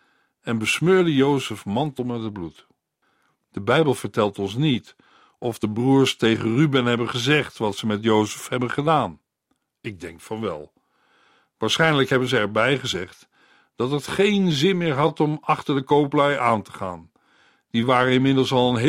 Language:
Dutch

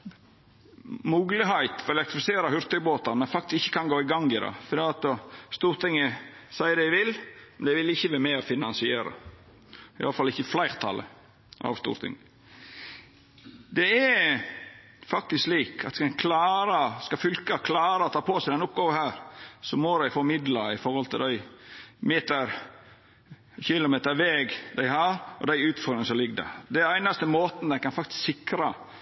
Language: Norwegian Nynorsk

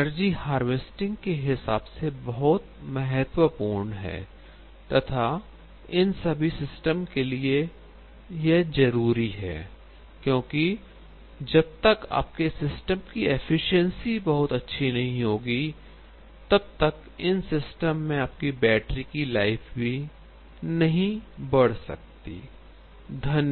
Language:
Hindi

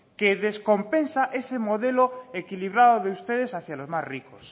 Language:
Spanish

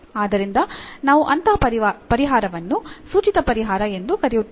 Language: Kannada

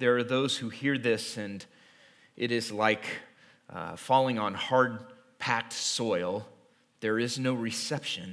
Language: English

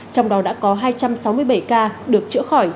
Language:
Vietnamese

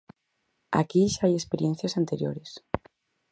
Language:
Galician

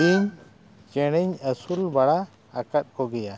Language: Santali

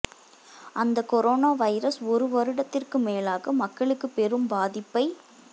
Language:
Tamil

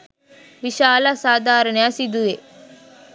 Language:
Sinhala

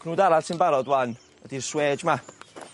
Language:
Welsh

